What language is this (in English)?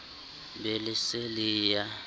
Southern Sotho